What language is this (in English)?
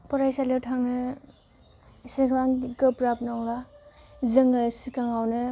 Bodo